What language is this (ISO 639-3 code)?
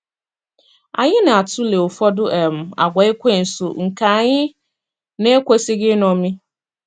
ibo